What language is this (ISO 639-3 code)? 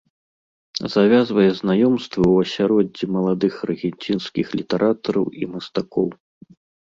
bel